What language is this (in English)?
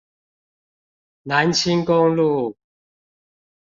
Chinese